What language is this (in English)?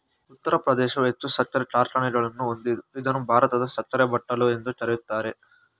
Kannada